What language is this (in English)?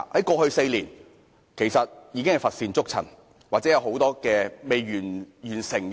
Cantonese